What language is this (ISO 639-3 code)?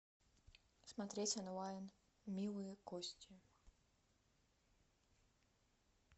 rus